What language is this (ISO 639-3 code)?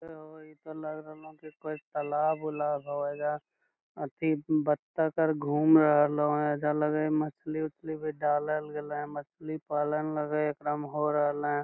mag